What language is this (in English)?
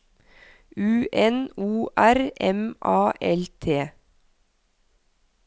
Norwegian